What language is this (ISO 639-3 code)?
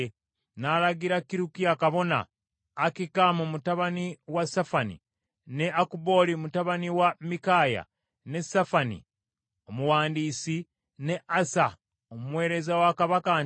lug